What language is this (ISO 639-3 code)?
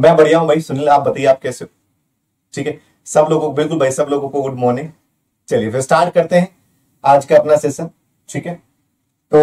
hin